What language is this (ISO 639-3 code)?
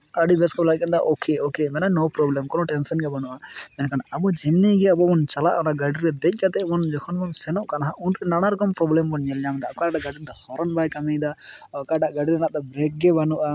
sat